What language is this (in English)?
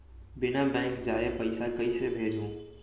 Chhattisgarhi